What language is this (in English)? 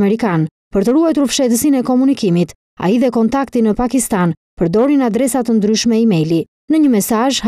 Romanian